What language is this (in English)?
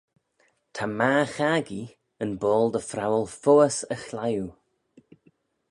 Manx